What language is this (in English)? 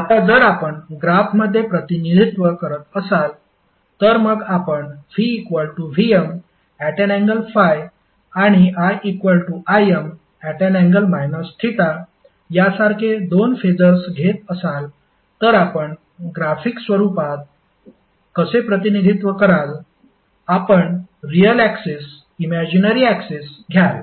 Marathi